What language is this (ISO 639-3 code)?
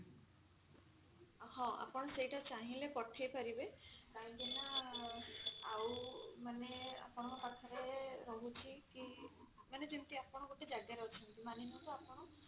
ori